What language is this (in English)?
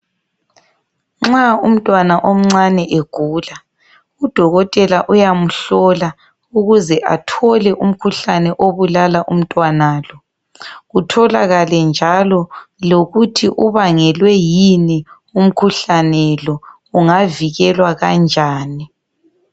North Ndebele